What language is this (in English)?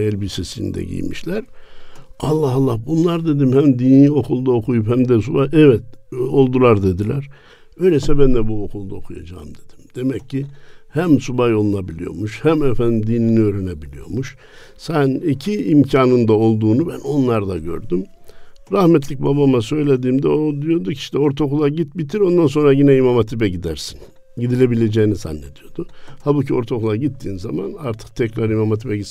Turkish